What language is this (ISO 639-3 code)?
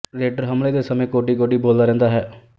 pan